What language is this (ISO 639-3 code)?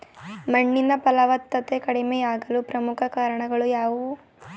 kan